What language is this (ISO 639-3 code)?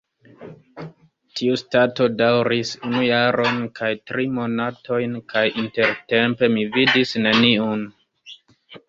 epo